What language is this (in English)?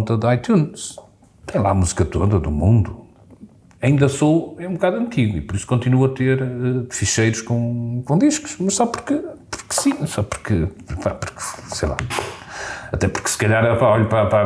Portuguese